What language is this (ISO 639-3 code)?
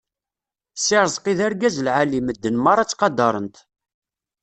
kab